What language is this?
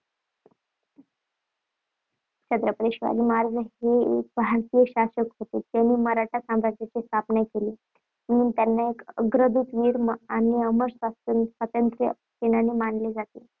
Marathi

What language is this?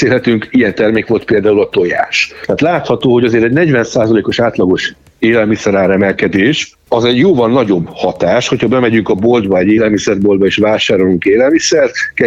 Hungarian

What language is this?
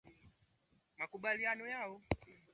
Swahili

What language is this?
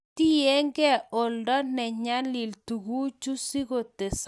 Kalenjin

